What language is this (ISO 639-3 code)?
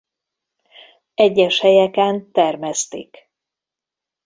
hun